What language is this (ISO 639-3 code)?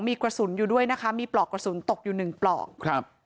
tha